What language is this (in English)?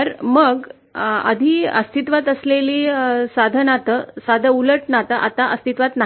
Marathi